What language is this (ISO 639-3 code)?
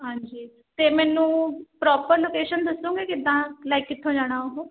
pan